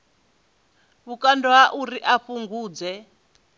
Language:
Venda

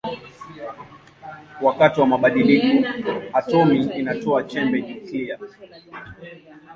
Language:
Swahili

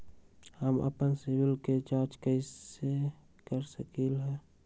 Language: Magahi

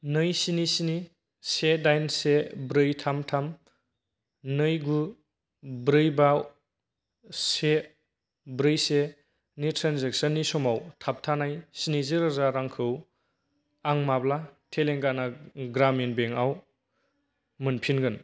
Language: Bodo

